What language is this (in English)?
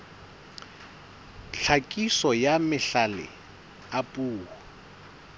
Southern Sotho